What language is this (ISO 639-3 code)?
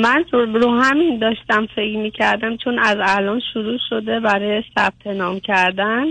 fas